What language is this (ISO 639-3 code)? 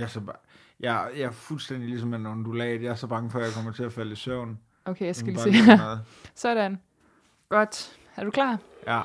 dan